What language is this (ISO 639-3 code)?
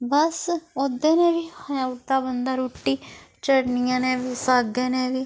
doi